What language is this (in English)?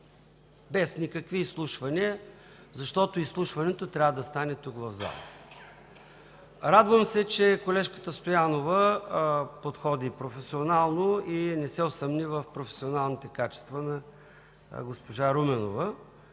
Bulgarian